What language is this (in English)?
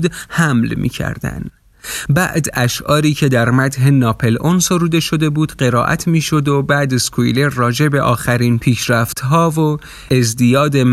Persian